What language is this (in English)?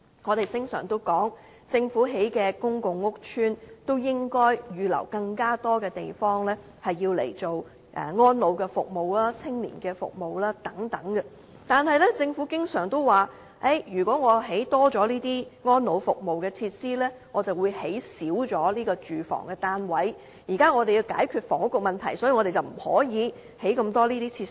Cantonese